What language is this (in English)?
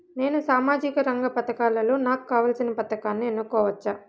Telugu